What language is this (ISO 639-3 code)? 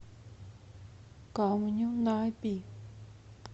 rus